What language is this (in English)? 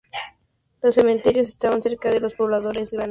Spanish